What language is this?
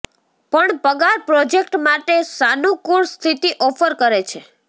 Gujarati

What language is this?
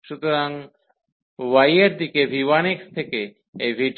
Bangla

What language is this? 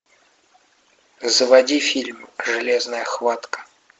Russian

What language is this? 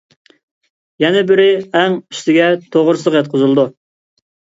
Uyghur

